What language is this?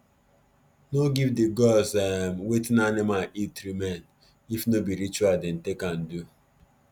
Nigerian Pidgin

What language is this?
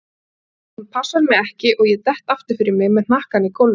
Icelandic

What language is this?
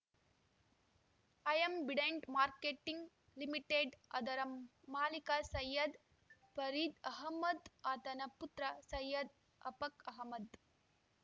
Kannada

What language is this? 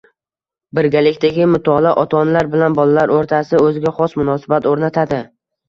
Uzbek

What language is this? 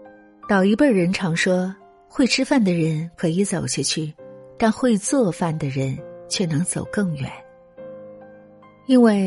Chinese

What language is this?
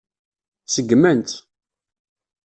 Kabyle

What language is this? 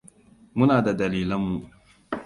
Hausa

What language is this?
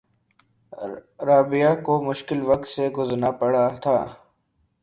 Urdu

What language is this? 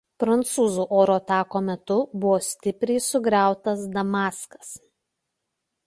Lithuanian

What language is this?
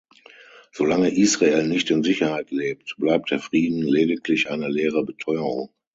German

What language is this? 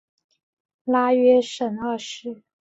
Chinese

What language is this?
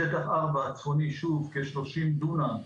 Hebrew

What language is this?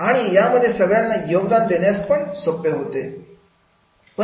Marathi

